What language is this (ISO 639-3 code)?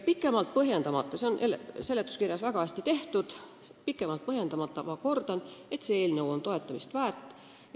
est